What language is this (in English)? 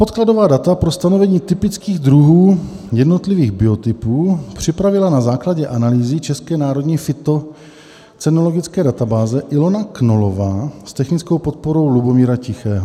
Czech